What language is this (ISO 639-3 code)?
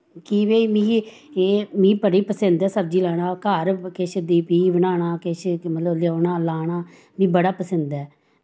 doi